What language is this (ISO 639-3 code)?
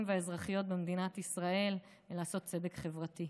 heb